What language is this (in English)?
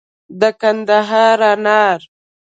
Pashto